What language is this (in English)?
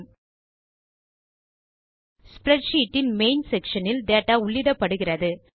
Tamil